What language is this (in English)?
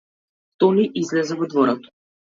Macedonian